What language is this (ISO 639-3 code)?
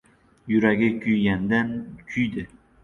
uzb